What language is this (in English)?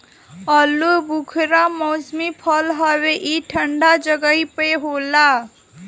Bhojpuri